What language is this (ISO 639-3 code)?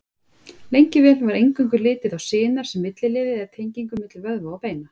isl